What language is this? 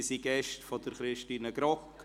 Swiss German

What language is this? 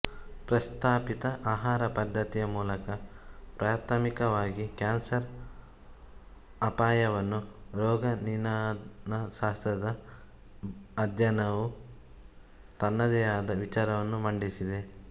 Kannada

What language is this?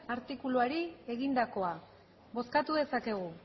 Basque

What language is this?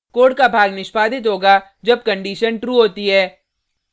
Hindi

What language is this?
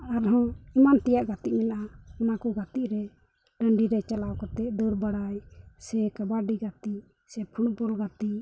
Santali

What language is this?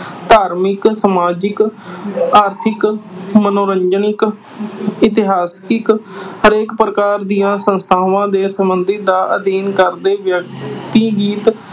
Punjabi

